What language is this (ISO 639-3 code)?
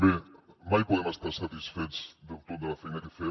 cat